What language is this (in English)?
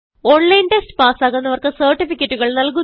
Malayalam